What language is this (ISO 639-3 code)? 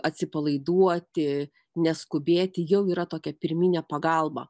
lit